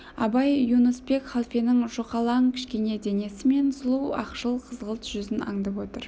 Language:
Kazakh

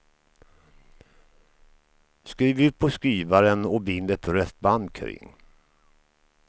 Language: Swedish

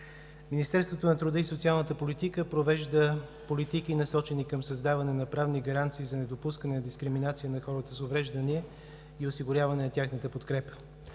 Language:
Bulgarian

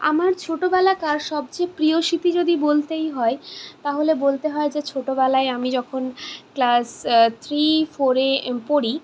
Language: Bangla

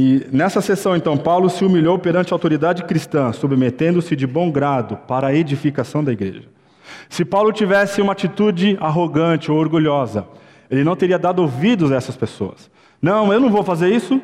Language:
Portuguese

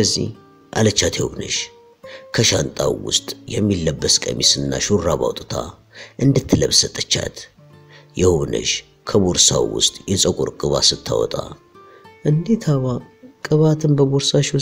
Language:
Arabic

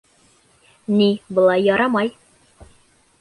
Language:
Bashkir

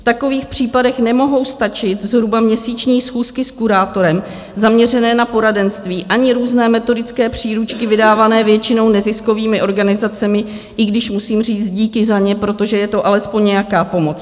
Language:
Czech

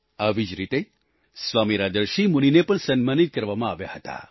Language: Gujarati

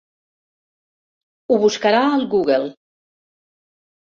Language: Catalan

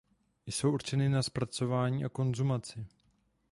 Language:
Czech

